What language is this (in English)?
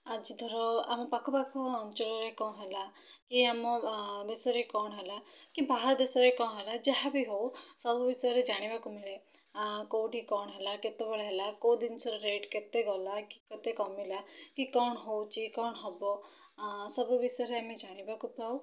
Odia